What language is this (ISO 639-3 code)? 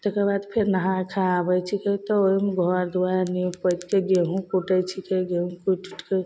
mai